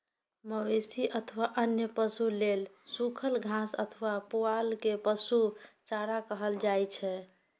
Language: Maithili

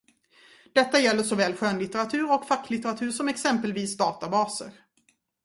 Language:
Swedish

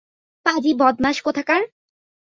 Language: Bangla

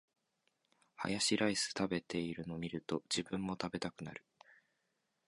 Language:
Japanese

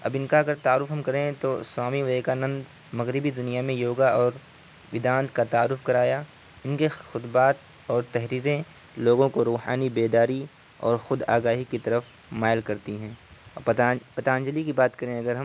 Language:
Urdu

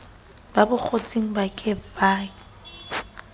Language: Southern Sotho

